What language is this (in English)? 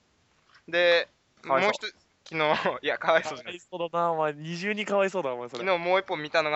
Japanese